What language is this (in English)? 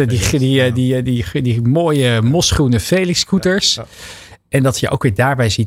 Dutch